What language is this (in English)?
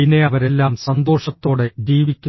Malayalam